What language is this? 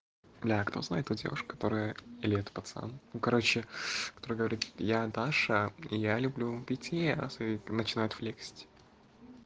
Russian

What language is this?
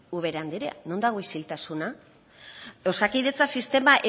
Basque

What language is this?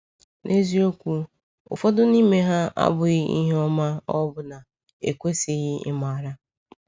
Igbo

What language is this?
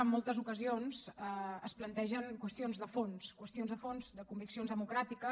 Catalan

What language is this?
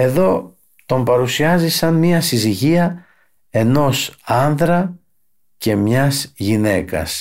Greek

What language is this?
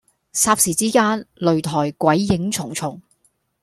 Cantonese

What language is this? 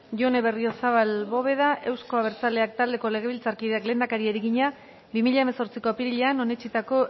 Basque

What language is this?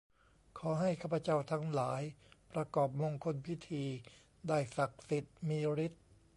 Thai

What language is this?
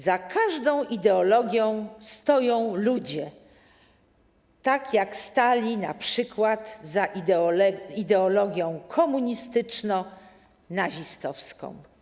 Polish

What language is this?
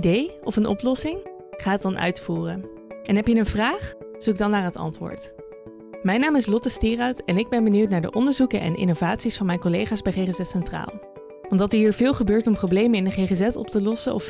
Dutch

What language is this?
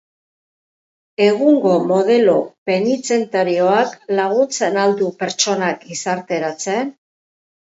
Basque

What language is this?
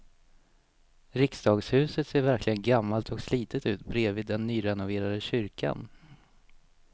Swedish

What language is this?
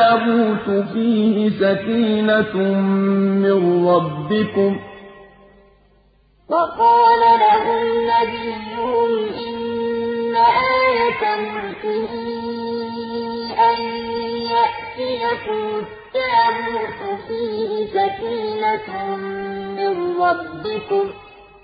Arabic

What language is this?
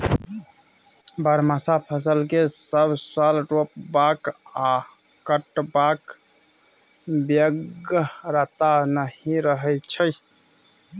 Maithili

